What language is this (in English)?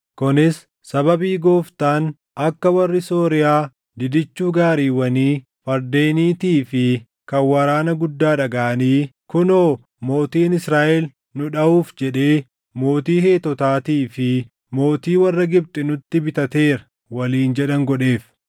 Oromo